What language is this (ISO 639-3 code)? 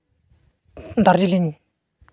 sat